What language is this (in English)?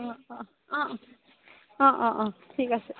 Assamese